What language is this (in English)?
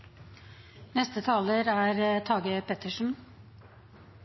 Norwegian Nynorsk